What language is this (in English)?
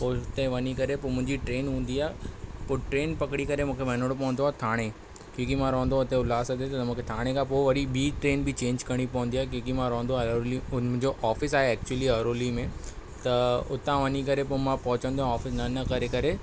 Sindhi